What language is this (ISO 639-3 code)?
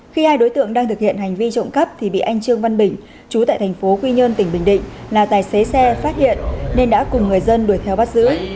vie